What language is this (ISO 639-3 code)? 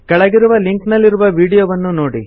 kan